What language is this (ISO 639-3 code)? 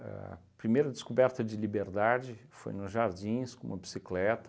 por